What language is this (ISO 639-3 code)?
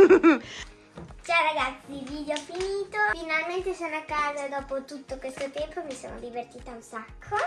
ita